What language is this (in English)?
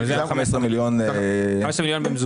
Hebrew